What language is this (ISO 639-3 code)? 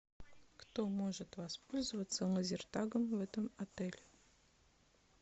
rus